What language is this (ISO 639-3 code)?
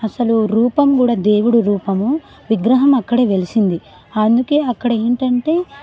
tel